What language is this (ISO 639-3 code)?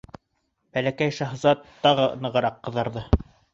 bak